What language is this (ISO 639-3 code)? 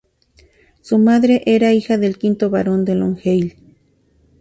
spa